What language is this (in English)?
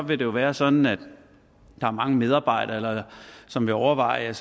Danish